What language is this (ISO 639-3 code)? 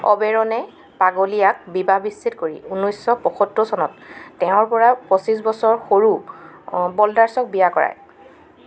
asm